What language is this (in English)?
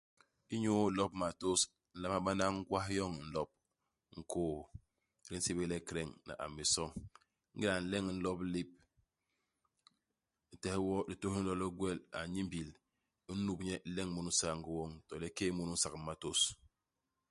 Basaa